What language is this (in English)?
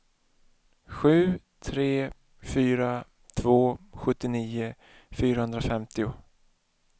Swedish